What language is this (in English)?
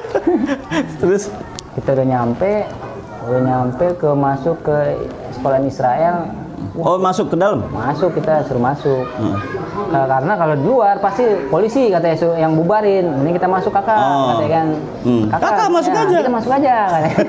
Indonesian